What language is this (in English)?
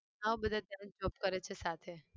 Gujarati